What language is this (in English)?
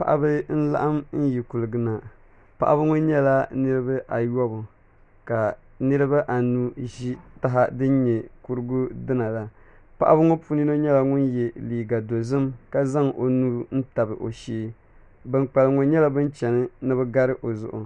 Dagbani